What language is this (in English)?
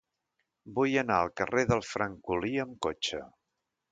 Catalan